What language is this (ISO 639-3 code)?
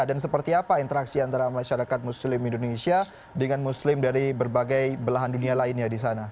ind